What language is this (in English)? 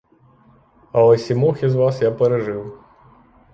Ukrainian